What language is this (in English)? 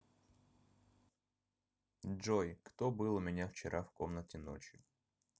Russian